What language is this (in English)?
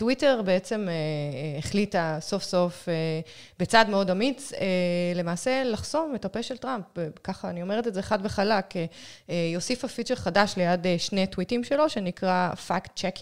Hebrew